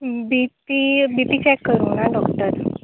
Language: Konkani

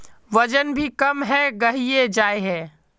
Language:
Magahi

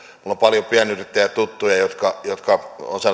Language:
Finnish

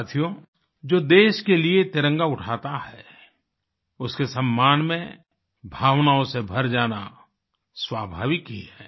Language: Hindi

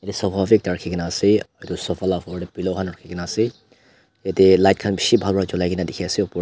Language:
Naga Pidgin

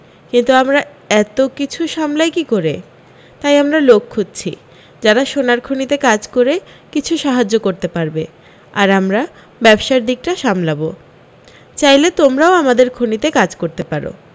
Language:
Bangla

